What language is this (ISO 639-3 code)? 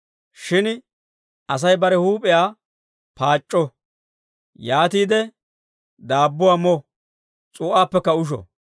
dwr